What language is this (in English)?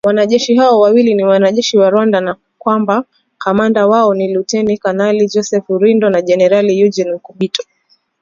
Swahili